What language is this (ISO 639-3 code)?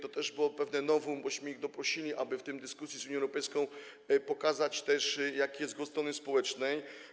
pol